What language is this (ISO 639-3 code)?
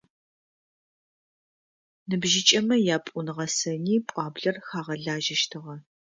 ady